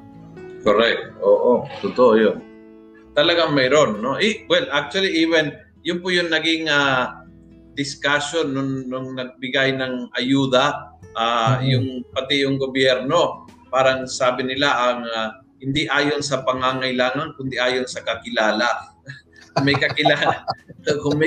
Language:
Filipino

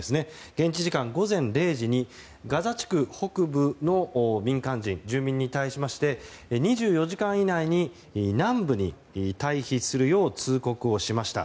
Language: Japanese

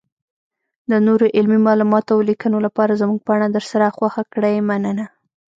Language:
Pashto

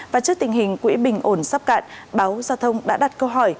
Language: Vietnamese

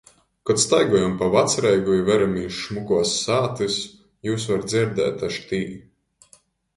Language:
Latgalian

